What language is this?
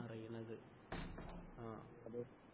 Malayalam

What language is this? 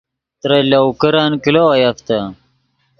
Yidgha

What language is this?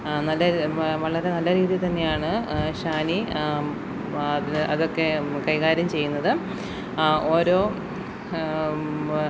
Malayalam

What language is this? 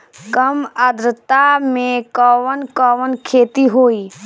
Bhojpuri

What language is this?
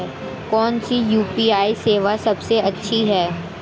Hindi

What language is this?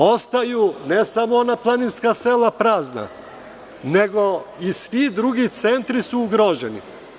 Serbian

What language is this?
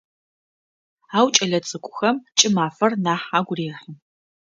Adyghe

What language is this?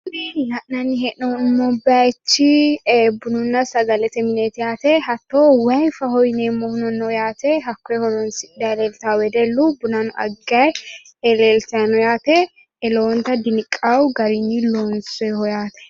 Sidamo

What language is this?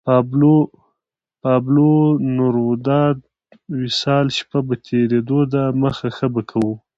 Pashto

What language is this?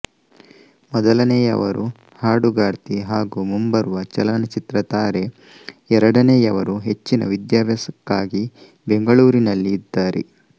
Kannada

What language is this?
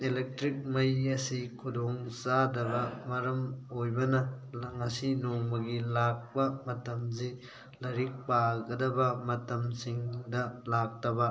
Manipuri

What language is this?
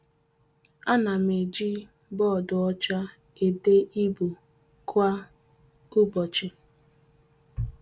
Igbo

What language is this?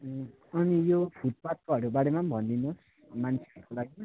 Nepali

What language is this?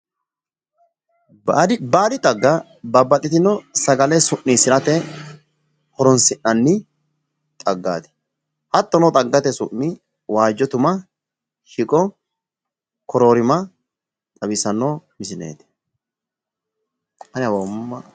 Sidamo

